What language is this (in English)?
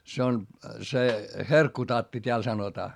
Finnish